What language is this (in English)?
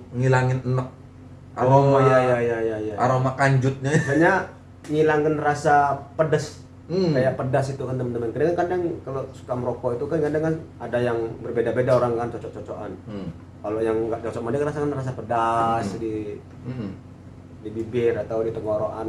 Indonesian